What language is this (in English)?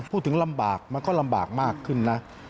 Thai